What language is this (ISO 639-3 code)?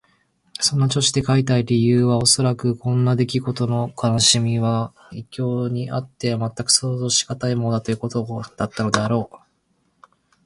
jpn